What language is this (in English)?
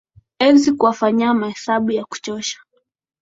Swahili